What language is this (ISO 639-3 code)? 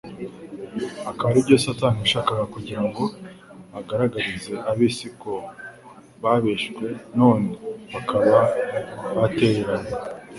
kin